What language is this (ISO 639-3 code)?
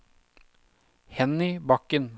nor